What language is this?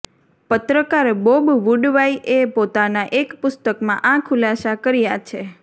Gujarati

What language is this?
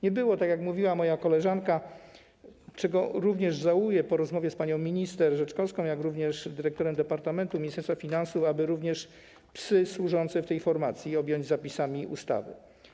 Polish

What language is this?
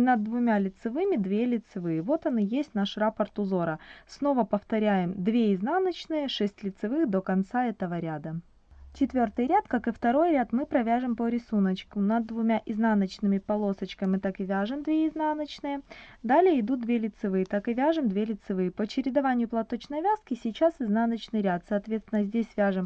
Russian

